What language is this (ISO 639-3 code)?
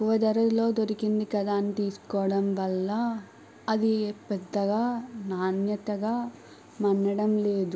tel